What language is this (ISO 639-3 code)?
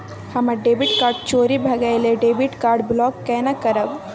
mai